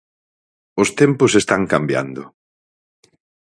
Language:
Galician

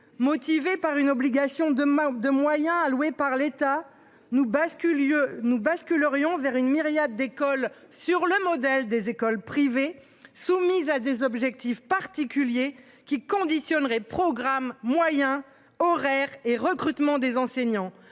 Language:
French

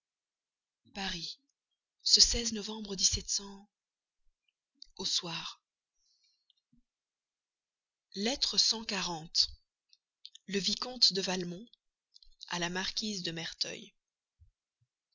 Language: French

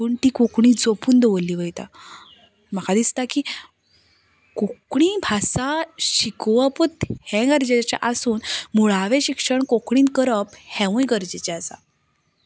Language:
Konkani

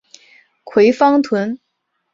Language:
Chinese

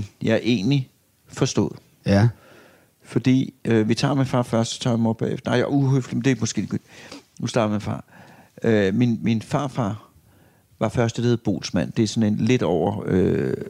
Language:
Danish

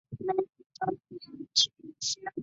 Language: Chinese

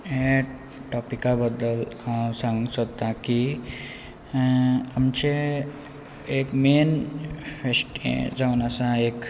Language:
Konkani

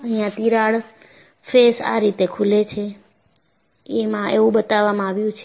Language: Gujarati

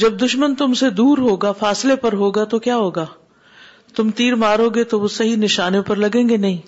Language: Urdu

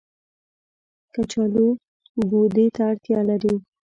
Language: Pashto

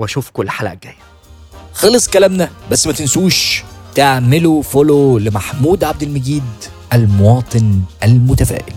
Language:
Arabic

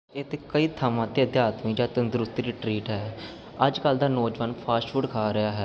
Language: Punjabi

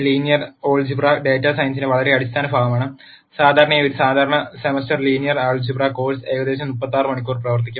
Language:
Malayalam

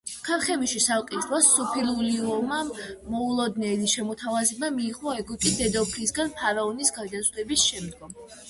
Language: Georgian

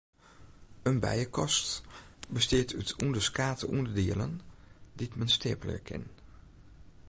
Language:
Western Frisian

